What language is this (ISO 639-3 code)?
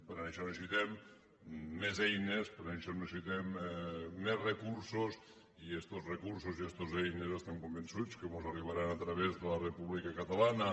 cat